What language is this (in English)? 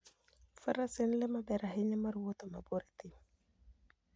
Luo (Kenya and Tanzania)